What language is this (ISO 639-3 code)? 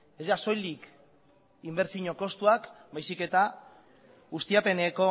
eus